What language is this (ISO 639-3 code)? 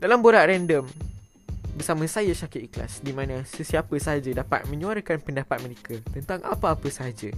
msa